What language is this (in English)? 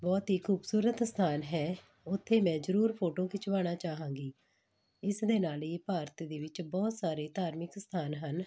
Punjabi